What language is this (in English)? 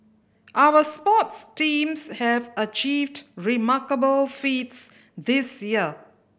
English